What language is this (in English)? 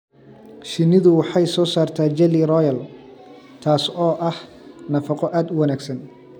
Somali